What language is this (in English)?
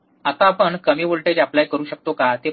Marathi